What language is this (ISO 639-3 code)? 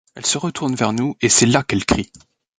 fra